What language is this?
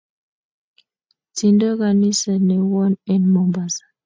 Kalenjin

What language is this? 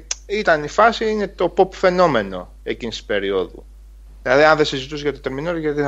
Greek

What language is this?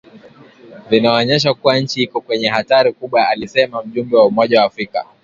Swahili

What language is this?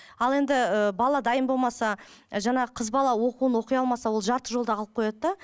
Kazakh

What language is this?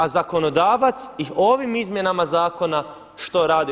Croatian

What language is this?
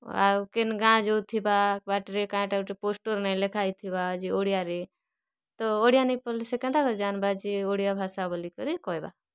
Odia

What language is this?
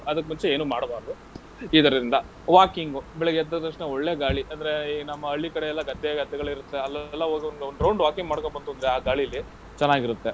Kannada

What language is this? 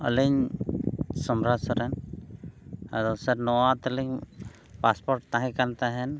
Santali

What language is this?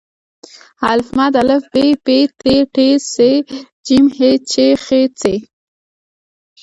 Pashto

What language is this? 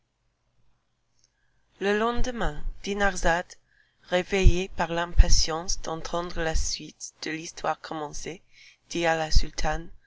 French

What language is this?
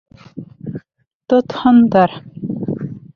Bashkir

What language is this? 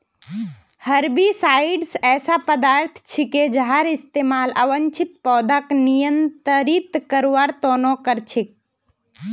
Magahi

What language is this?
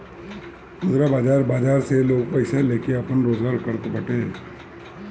Bhojpuri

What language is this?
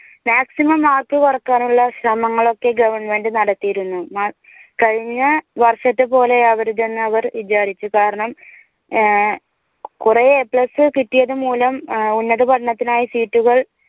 Malayalam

